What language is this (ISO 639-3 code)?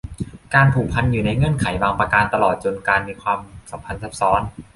tha